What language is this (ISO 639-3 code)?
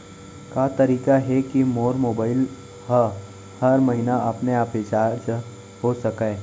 hne